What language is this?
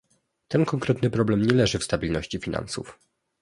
Polish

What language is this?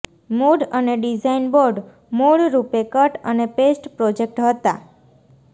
Gujarati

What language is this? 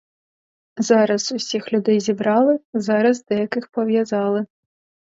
Ukrainian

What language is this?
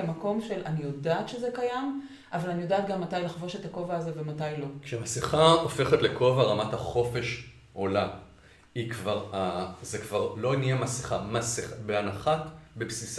Hebrew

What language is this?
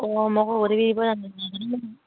Assamese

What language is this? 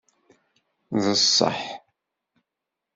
Kabyle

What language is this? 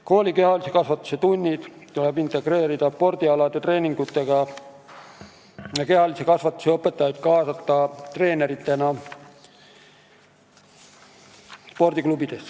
Estonian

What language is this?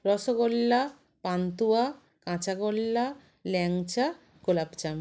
Bangla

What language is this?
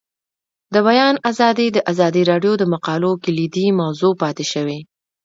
Pashto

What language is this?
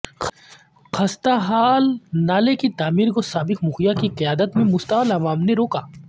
Urdu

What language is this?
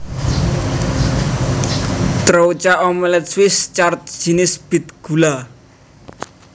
Javanese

